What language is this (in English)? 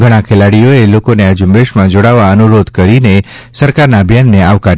Gujarati